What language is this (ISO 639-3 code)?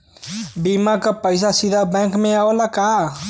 bho